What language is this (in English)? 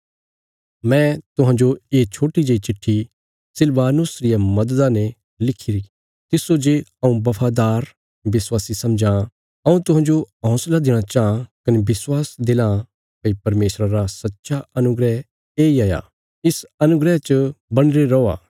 Bilaspuri